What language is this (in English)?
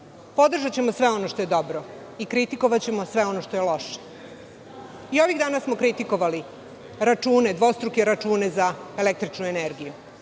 Serbian